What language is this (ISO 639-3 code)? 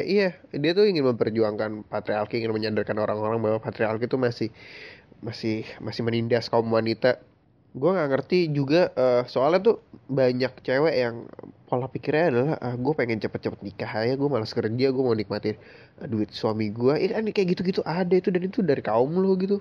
ind